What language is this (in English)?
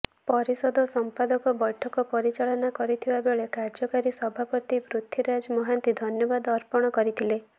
Odia